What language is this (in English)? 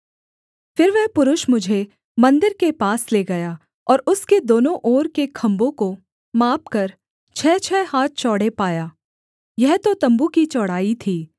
Hindi